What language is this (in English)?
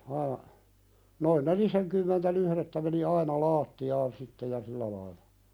Finnish